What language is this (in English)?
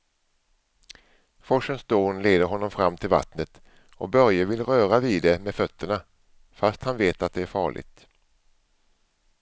Swedish